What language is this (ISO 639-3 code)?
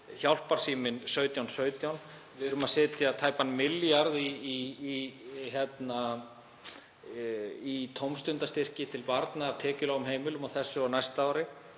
isl